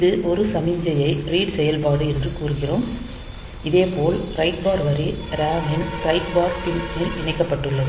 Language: Tamil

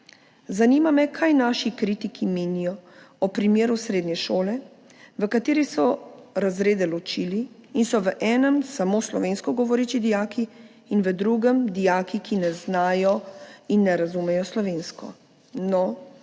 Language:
Slovenian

